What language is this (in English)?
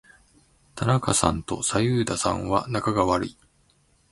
Japanese